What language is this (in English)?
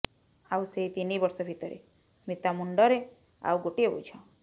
Odia